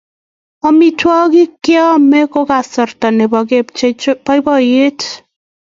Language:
Kalenjin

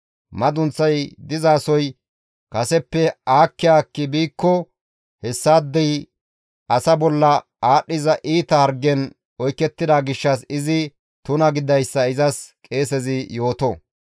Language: Gamo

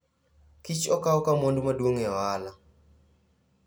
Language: Luo (Kenya and Tanzania)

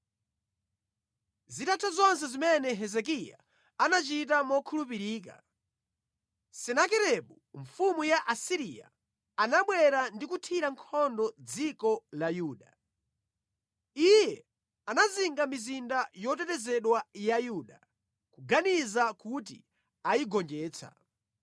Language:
Nyanja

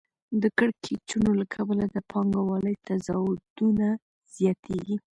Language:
Pashto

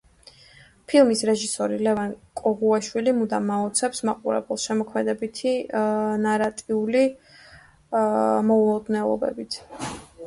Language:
Georgian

